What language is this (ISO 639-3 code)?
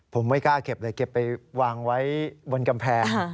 tha